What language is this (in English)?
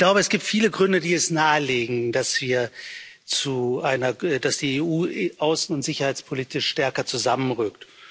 German